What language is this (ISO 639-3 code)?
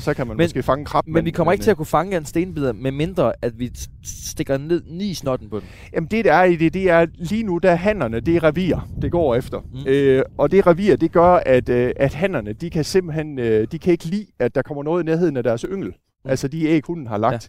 dan